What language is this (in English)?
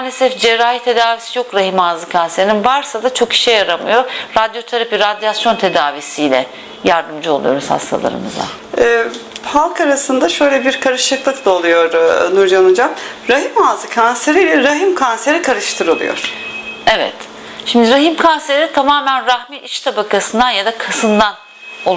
Turkish